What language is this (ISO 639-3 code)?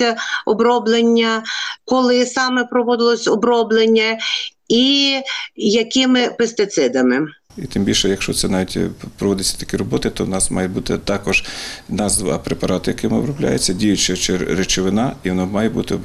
ukr